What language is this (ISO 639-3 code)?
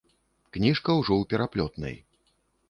bel